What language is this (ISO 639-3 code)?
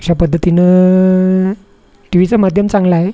mar